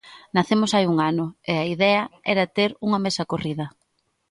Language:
Galician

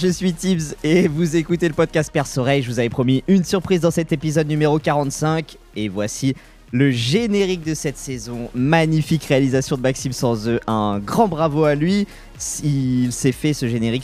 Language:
French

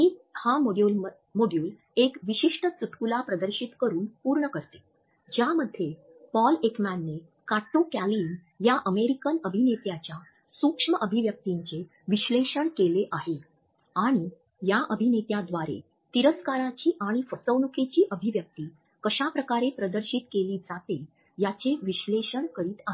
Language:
Marathi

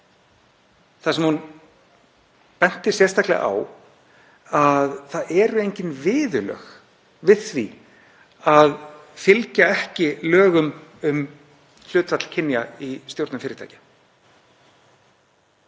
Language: Icelandic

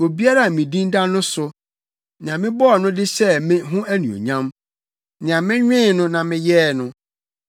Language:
Akan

